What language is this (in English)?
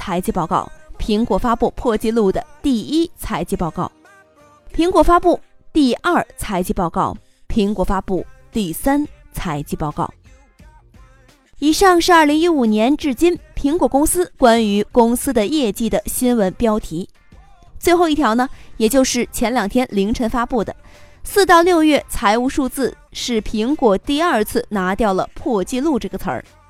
Chinese